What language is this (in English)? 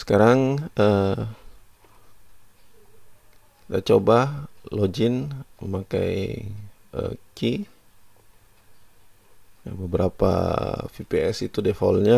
Indonesian